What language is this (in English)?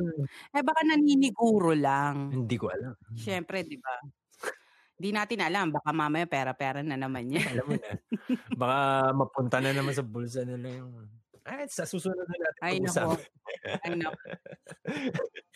Filipino